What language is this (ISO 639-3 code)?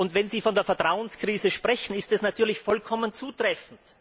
deu